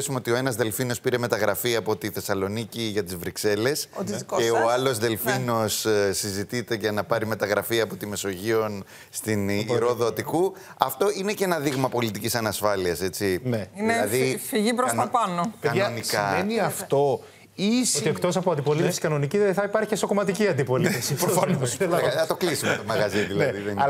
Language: Greek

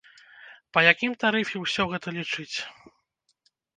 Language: Belarusian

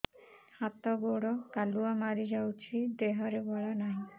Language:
Odia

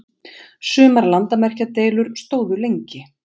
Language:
Icelandic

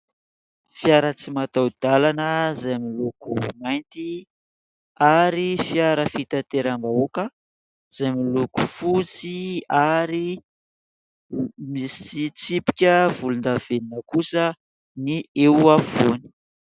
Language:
Malagasy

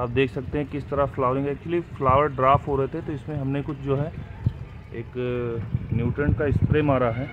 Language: Hindi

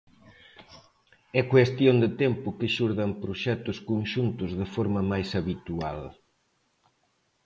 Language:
Galician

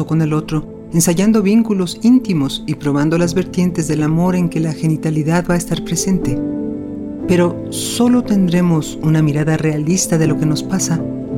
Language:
Spanish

